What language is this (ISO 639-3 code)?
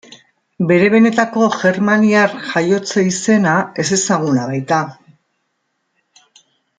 eus